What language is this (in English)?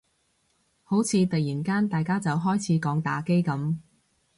Cantonese